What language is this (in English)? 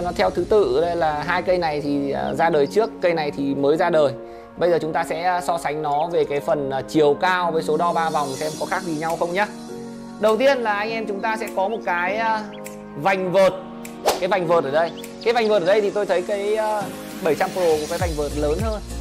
Vietnamese